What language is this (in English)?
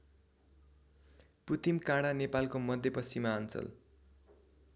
Nepali